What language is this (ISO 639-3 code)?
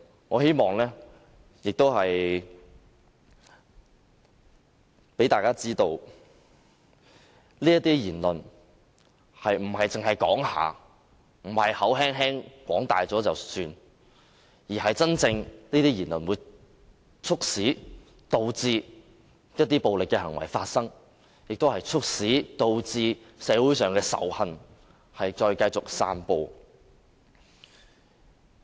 yue